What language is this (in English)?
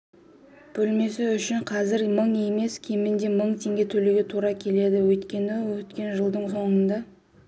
Kazakh